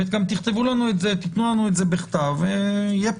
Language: Hebrew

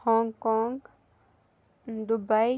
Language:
Kashmiri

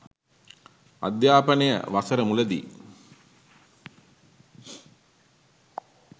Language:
Sinhala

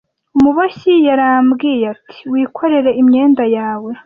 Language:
Kinyarwanda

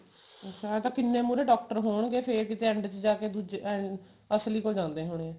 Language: Punjabi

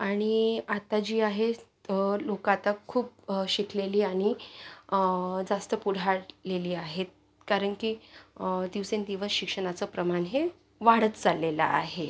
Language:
Marathi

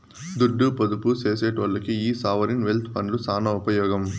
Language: Telugu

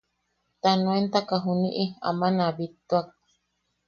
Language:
Yaqui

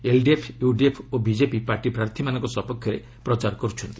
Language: Odia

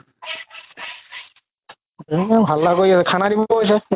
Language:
Assamese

